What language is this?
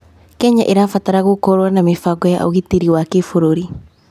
Kikuyu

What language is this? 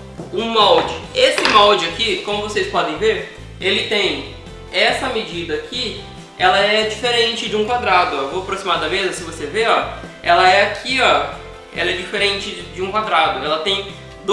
Portuguese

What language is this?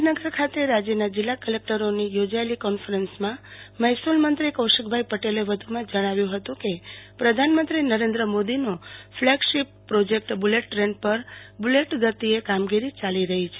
Gujarati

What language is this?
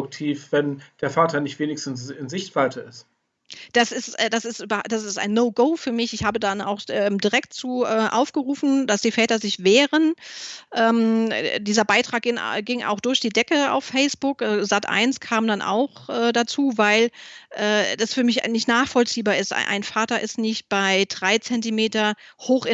German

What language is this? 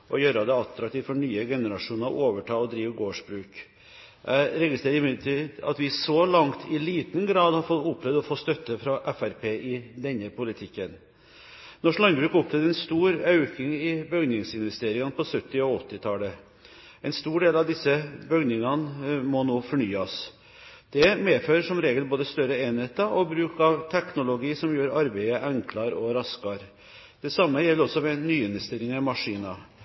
Norwegian Bokmål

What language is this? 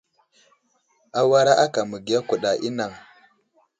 Wuzlam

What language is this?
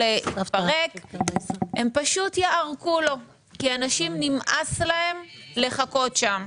Hebrew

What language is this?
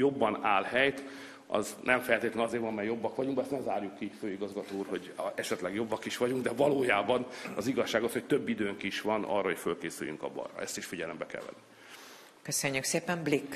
Hungarian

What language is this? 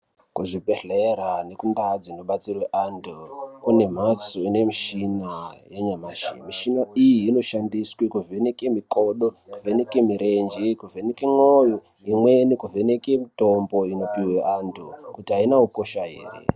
Ndau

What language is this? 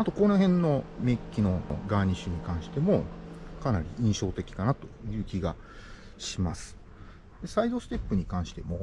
Japanese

